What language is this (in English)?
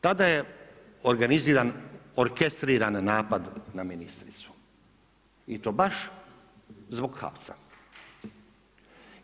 Croatian